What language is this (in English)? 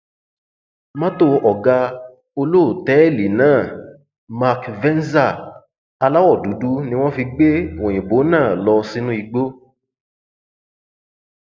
Yoruba